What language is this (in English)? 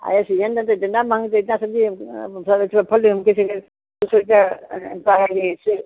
Hindi